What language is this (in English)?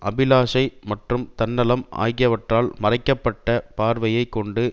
Tamil